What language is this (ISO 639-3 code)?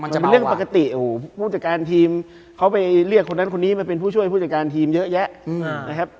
tha